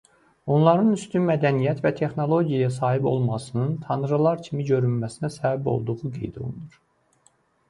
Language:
Azerbaijani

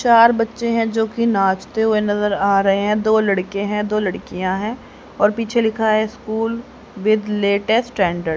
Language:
Hindi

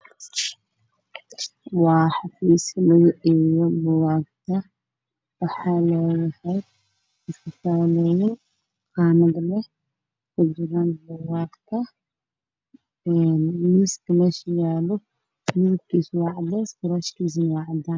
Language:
Somali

